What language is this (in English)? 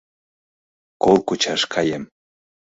Mari